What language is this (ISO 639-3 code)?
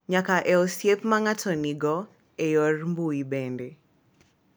luo